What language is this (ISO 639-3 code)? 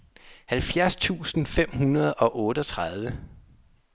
dan